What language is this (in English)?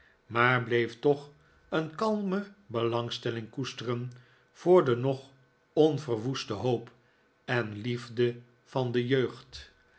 Dutch